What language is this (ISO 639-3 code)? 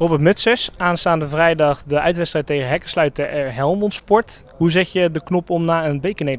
nld